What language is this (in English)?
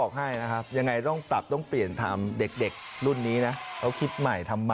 Thai